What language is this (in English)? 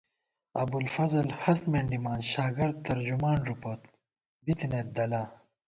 Gawar-Bati